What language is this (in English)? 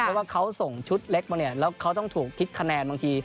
Thai